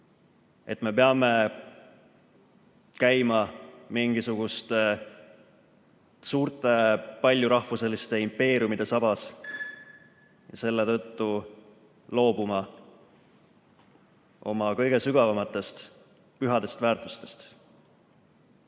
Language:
Estonian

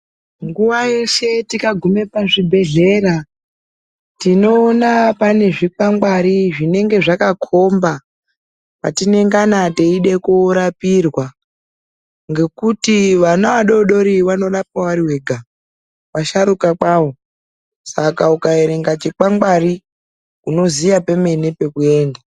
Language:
Ndau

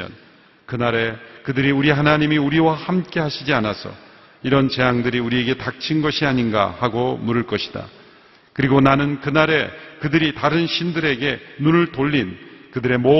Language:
Korean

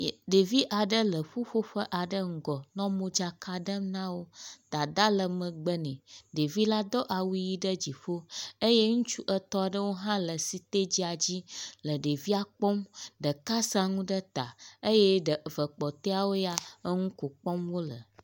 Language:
Ewe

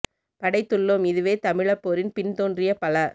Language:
Tamil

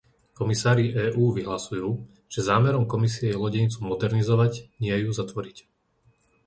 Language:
Slovak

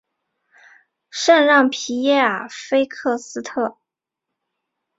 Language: Chinese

